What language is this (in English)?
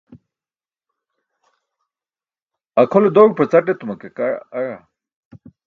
Burushaski